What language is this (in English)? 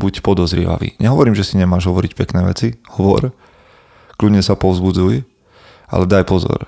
Slovak